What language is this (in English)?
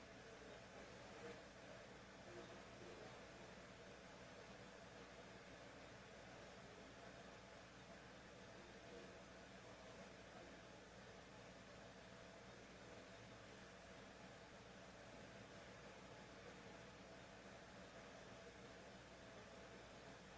English